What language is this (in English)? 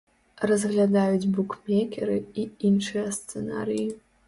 Belarusian